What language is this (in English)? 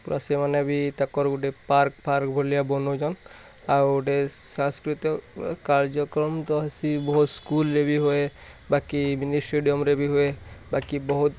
Odia